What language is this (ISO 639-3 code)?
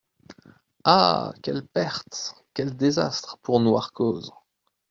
fra